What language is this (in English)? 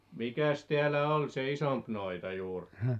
Finnish